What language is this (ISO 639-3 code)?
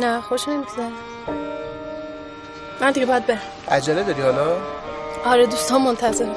fas